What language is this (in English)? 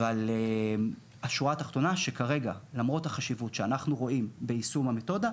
Hebrew